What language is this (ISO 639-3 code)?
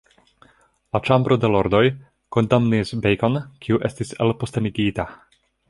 epo